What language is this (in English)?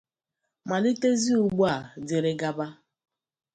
Igbo